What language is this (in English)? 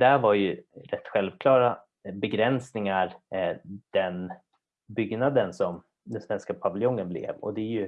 Swedish